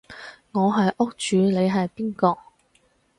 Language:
Cantonese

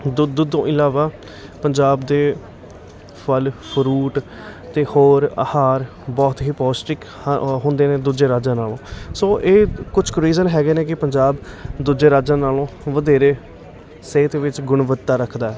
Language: Punjabi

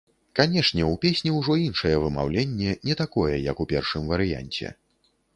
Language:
Belarusian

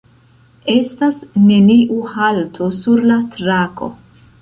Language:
Esperanto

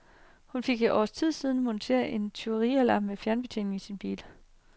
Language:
Danish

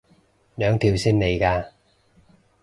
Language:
Cantonese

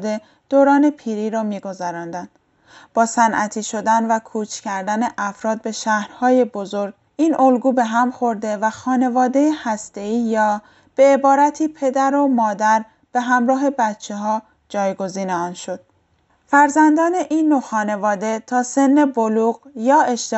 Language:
Persian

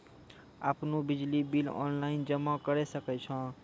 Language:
Maithili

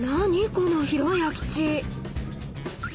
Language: Japanese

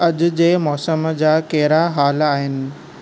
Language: Sindhi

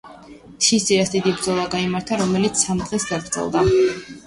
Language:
Georgian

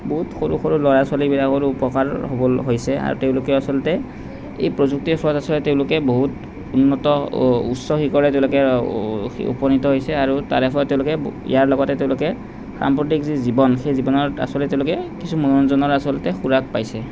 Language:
Assamese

